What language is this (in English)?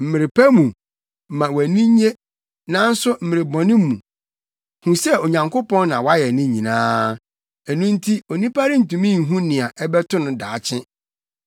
Akan